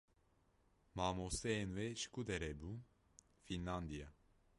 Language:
Kurdish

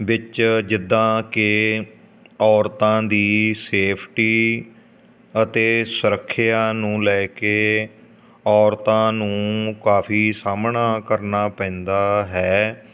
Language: Punjabi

